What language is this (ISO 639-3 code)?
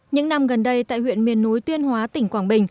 vie